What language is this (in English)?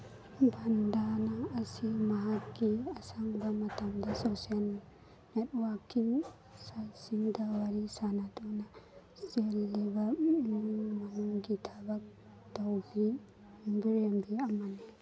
Manipuri